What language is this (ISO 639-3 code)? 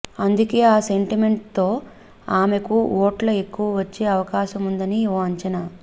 tel